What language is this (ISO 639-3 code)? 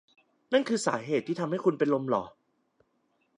tha